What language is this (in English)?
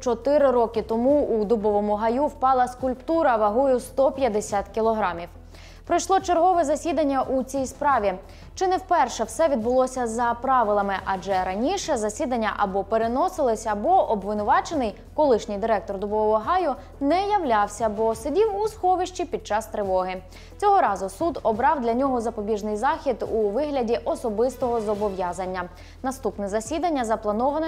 Ukrainian